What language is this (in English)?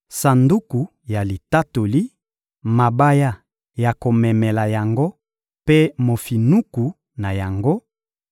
Lingala